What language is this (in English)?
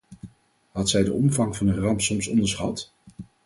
Dutch